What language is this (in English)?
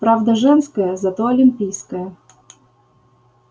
Russian